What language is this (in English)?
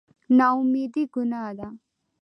Pashto